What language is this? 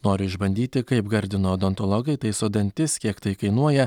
Lithuanian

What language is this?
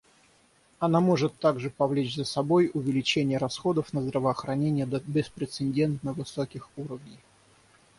Russian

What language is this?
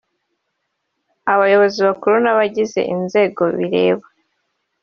Kinyarwanda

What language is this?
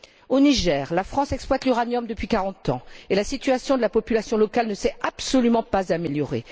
French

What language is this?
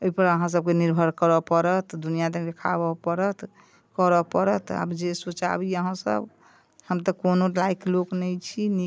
Maithili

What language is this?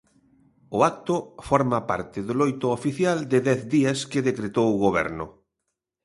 Galician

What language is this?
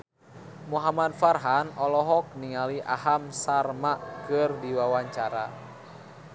Sundanese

